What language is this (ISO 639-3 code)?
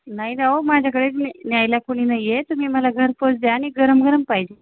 mar